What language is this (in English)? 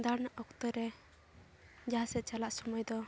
Santali